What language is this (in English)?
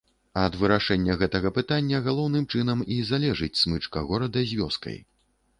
Belarusian